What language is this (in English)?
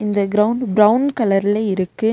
Tamil